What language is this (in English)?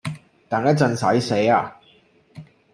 Cantonese